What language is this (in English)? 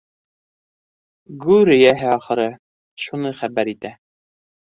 Bashkir